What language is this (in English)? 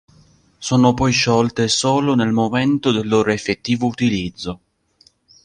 Italian